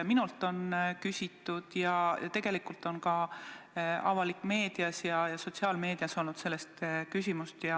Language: Estonian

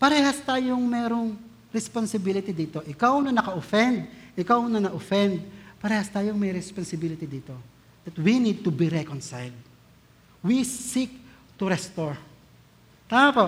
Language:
Filipino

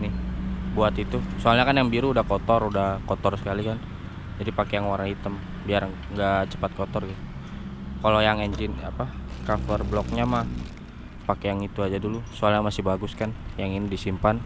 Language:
Indonesian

